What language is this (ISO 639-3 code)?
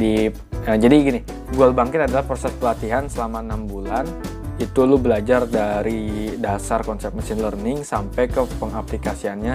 ind